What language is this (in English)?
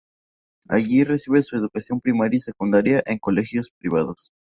Spanish